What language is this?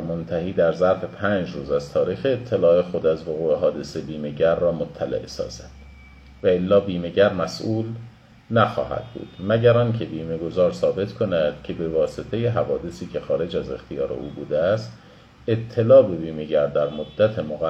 Persian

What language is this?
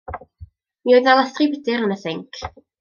Welsh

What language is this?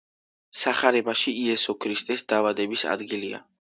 Georgian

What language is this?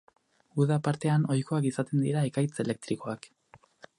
Basque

